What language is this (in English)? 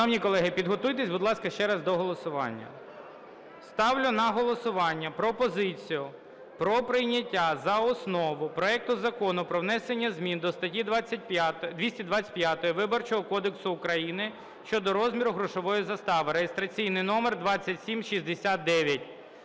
Ukrainian